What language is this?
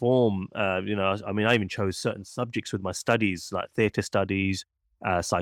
English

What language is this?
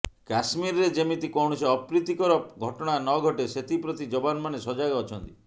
Odia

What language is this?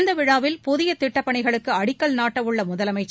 Tamil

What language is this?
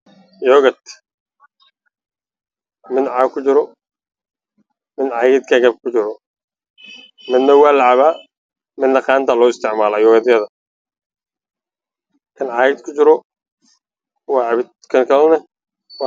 Somali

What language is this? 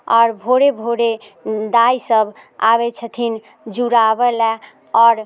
Maithili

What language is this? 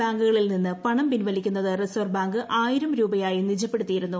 Malayalam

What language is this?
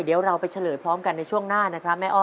Thai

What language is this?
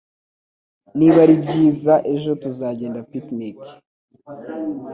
Kinyarwanda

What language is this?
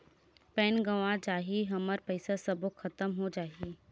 Chhattisgarhi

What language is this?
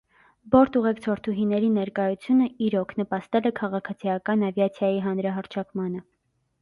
Armenian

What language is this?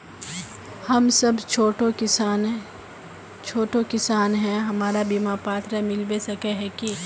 Magahi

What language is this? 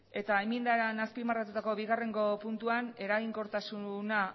Basque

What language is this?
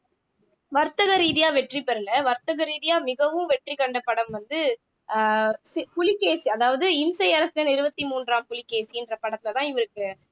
Tamil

